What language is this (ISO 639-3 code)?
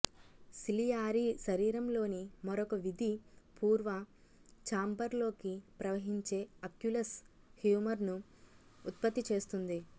tel